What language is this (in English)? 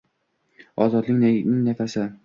Uzbek